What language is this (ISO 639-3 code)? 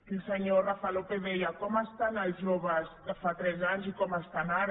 cat